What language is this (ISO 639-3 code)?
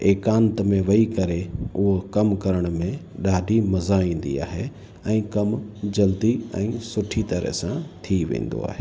snd